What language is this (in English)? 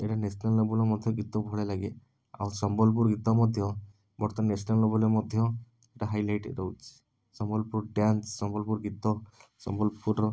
Odia